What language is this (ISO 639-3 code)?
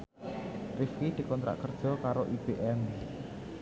jav